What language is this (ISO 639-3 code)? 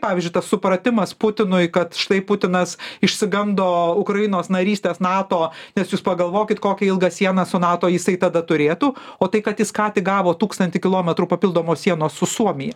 lit